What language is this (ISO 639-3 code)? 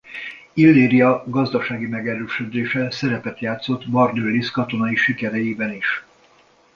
hun